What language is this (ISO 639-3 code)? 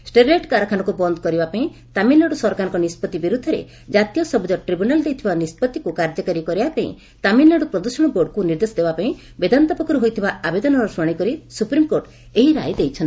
ori